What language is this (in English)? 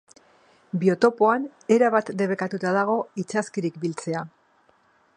Basque